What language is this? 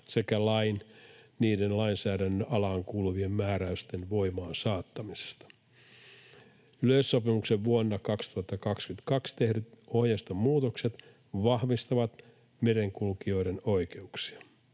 Finnish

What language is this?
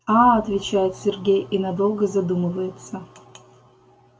Russian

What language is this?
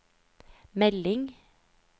Norwegian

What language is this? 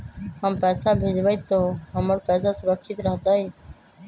Magahi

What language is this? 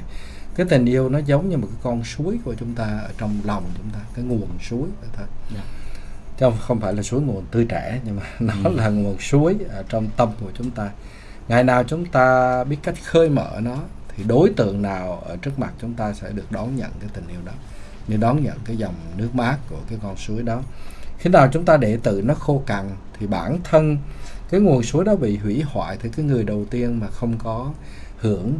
Vietnamese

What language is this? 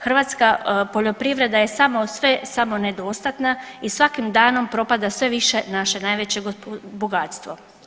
Croatian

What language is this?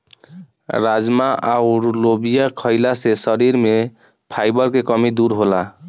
Bhojpuri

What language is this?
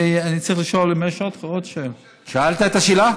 Hebrew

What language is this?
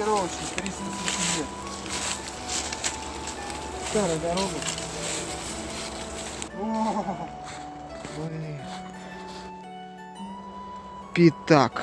Russian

